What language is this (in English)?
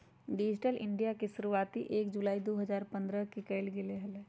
Magahi